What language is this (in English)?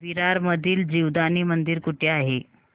Marathi